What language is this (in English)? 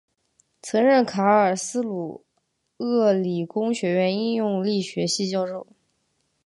Chinese